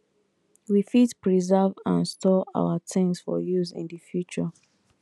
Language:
Nigerian Pidgin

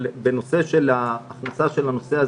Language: Hebrew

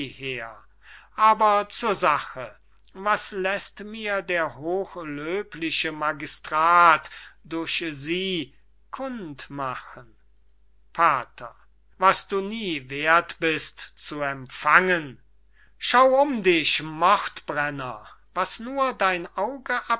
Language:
German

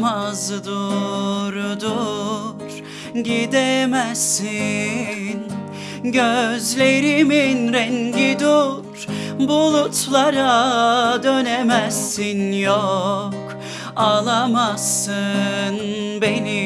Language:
Turkish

